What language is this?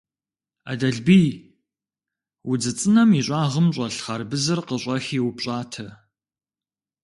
Kabardian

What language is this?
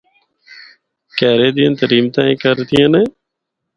Northern Hindko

